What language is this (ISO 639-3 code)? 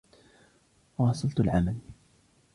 ara